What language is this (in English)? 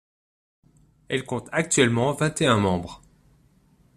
French